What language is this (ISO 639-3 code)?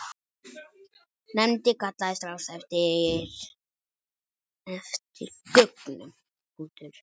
isl